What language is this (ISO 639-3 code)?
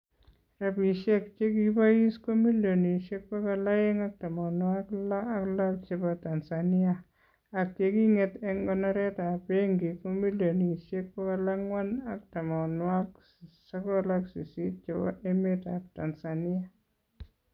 kln